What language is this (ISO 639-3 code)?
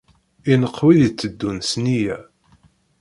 kab